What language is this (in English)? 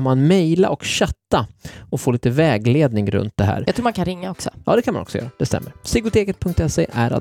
Swedish